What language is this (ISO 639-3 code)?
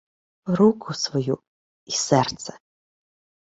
ukr